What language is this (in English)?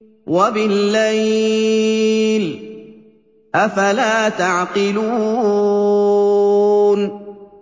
Arabic